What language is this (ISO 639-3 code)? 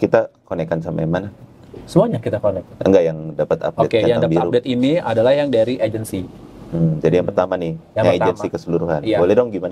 ind